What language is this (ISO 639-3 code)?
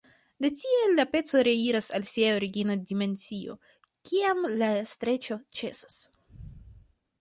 epo